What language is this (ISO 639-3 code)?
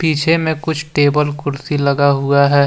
hin